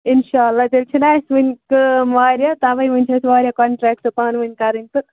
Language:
Kashmiri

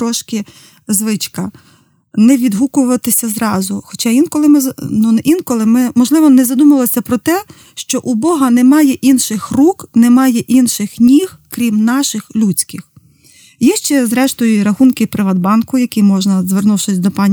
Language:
Ukrainian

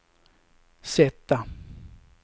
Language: Swedish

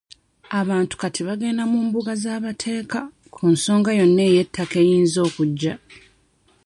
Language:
Ganda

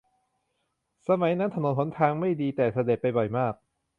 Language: Thai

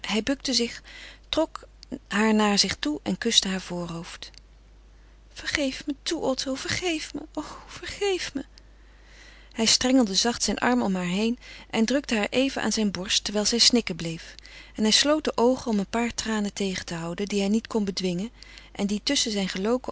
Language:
Dutch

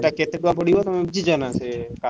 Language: Odia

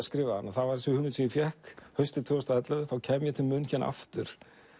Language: Icelandic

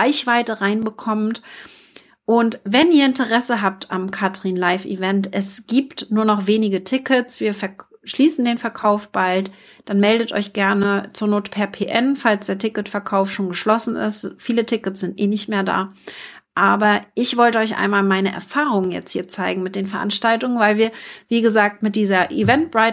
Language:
German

